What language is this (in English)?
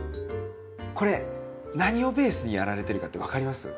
Japanese